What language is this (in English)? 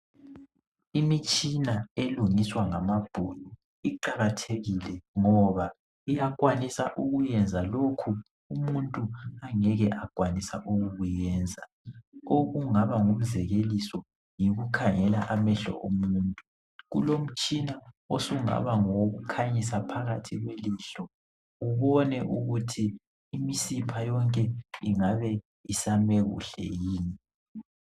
North Ndebele